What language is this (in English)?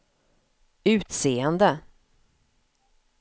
Swedish